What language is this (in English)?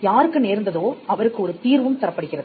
Tamil